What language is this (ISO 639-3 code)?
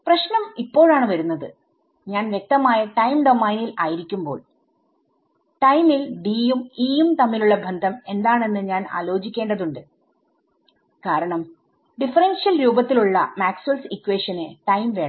mal